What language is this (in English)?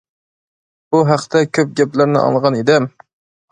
Uyghur